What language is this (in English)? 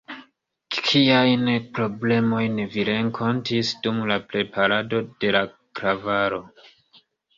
Esperanto